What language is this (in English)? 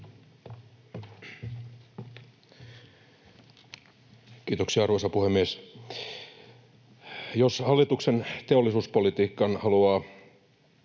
Finnish